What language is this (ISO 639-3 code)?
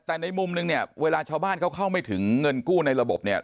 tha